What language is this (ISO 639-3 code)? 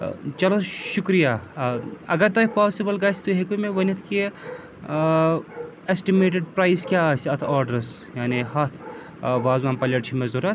kas